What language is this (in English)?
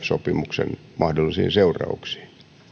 Finnish